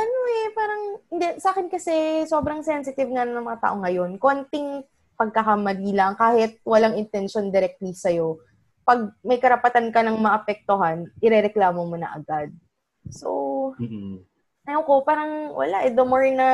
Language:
Filipino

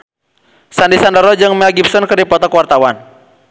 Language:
Sundanese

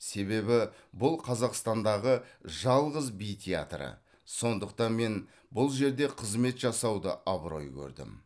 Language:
Kazakh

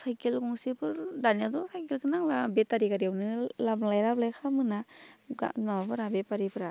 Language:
Bodo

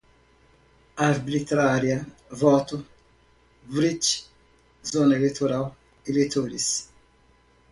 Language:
Portuguese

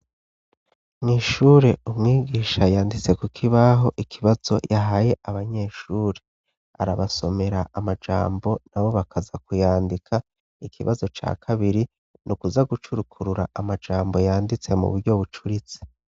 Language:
Rundi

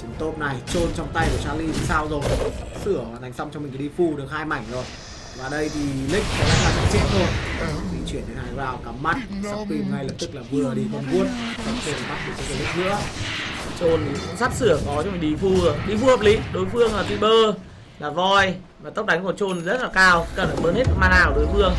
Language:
Vietnamese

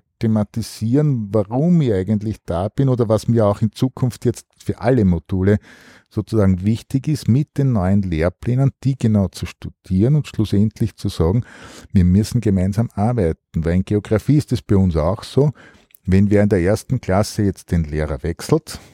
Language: German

